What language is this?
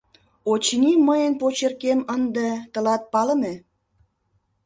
Mari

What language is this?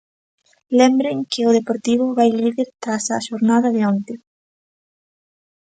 Galician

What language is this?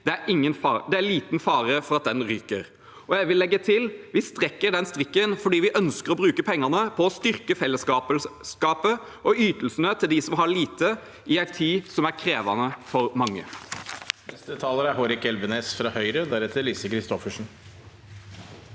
Norwegian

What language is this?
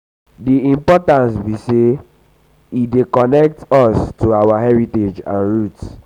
Nigerian Pidgin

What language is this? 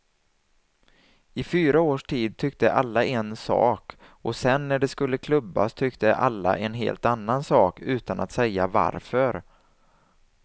Swedish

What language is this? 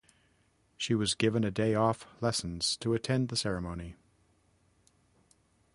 English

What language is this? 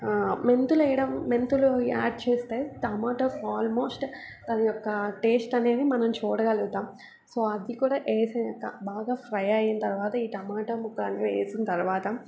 Telugu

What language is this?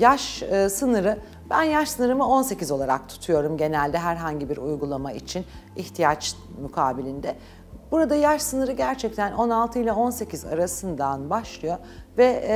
Turkish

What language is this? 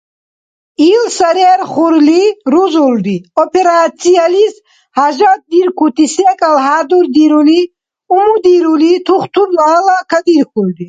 Dargwa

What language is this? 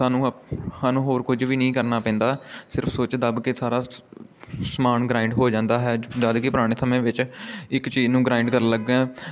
Punjabi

